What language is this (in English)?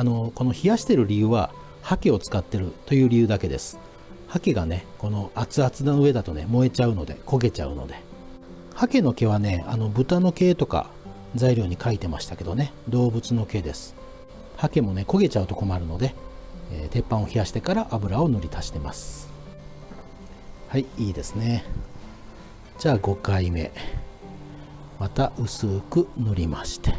Japanese